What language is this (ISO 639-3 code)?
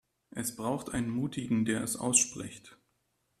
deu